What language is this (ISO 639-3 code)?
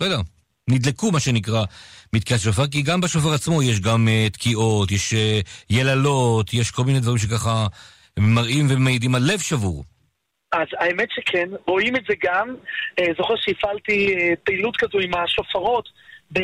heb